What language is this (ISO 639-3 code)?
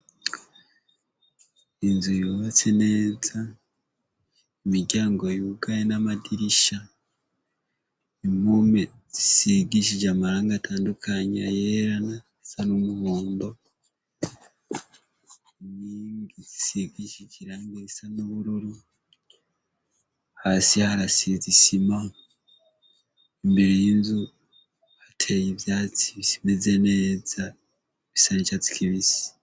run